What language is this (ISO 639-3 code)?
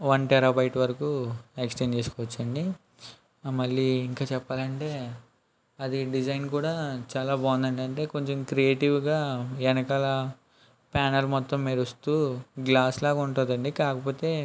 tel